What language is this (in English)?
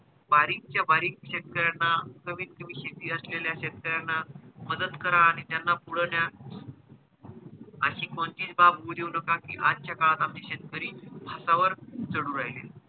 Marathi